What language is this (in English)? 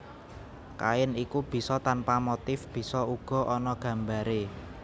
Javanese